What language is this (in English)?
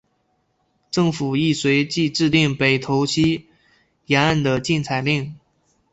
Chinese